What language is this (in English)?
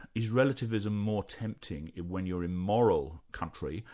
English